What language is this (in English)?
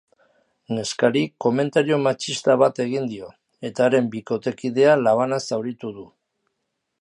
Basque